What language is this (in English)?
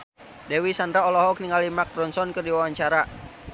Sundanese